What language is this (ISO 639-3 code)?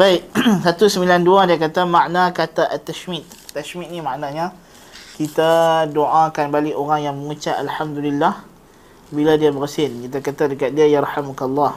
msa